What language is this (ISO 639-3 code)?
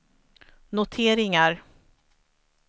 swe